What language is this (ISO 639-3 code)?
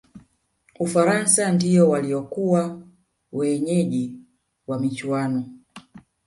swa